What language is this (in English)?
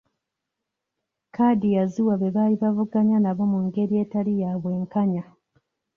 Ganda